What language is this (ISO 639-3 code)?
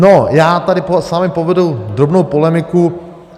ces